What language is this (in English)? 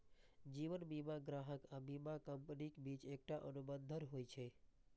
Maithili